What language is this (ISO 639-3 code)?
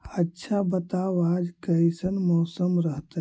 mag